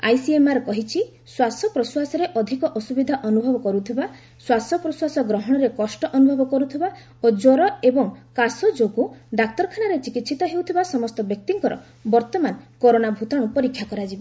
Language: Odia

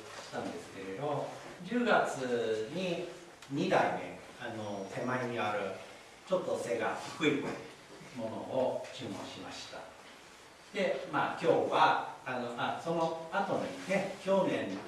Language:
Japanese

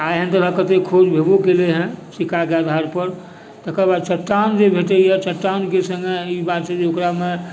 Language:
Maithili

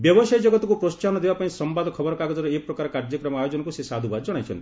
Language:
Odia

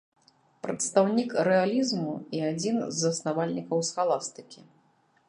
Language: Belarusian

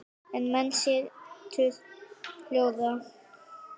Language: Icelandic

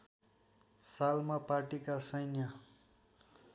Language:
Nepali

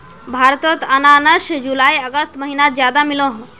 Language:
Magahi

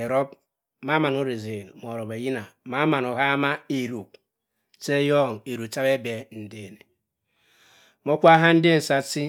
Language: Cross River Mbembe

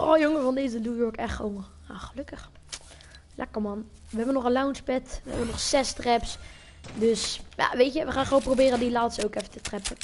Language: Dutch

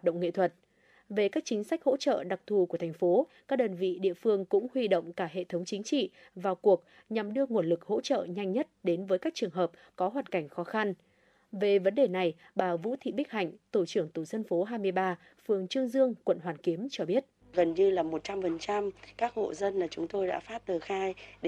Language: Vietnamese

